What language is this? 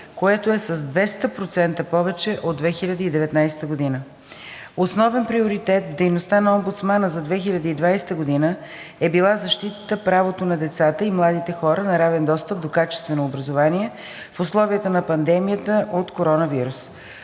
Bulgarian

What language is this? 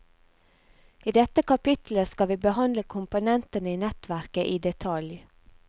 Norwegian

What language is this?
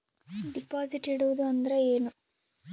Kannada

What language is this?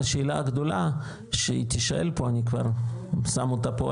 Hebrew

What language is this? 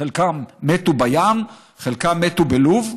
Hebrew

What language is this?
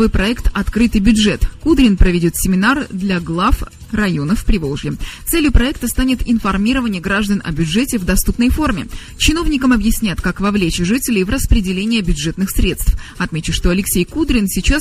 Russian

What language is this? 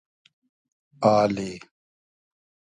Hazaragi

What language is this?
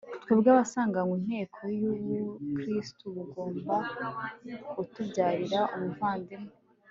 Kinyarwanda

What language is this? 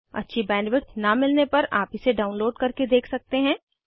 Hindi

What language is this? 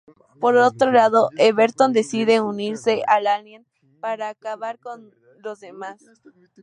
Spanish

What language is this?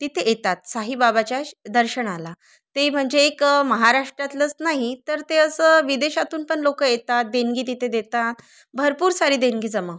Marathi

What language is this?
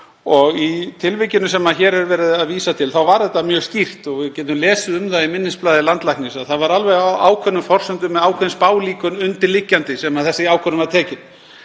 Icelandic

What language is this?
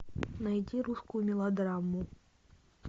Russian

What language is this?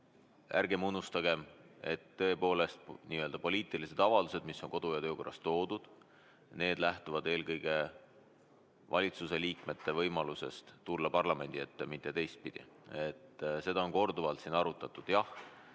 Estonian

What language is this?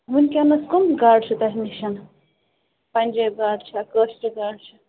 Kashmiri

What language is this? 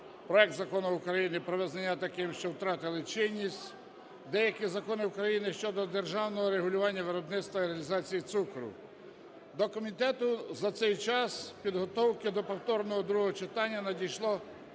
Ukrainian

